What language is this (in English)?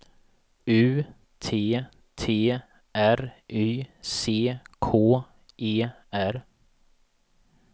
Swedish